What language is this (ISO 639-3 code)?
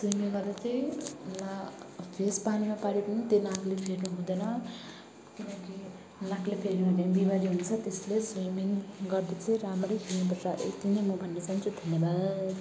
nep